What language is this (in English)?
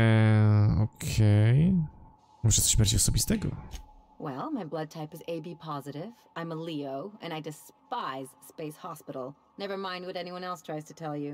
Polish